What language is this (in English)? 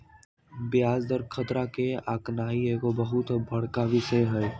Magahi